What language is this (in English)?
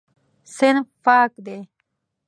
Pashto